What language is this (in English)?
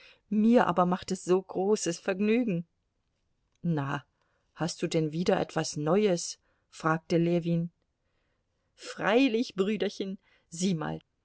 German